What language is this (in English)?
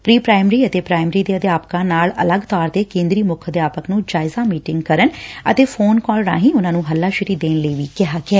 Punjabi